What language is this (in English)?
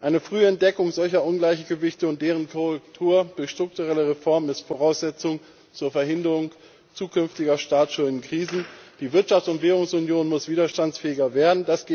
German